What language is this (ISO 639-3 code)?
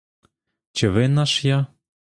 ukr